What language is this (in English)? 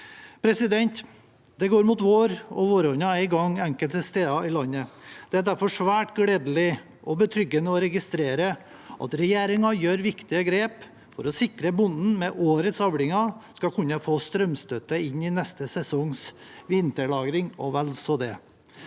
Norwegian